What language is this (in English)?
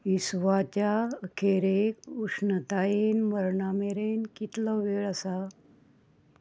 Konkani